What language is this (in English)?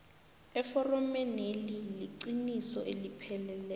South Ndebele